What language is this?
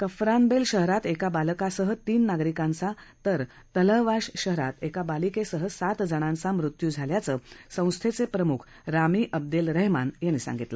Marathi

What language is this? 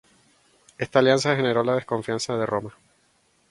Spanish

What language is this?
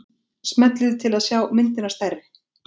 Icelandic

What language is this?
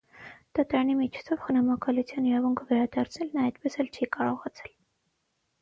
Armenian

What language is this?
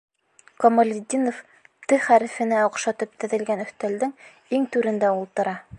Bashkir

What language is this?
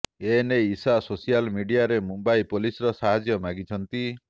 Odia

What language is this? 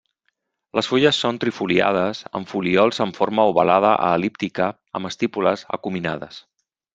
Catalan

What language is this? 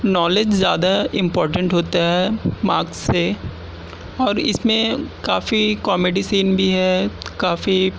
Urdu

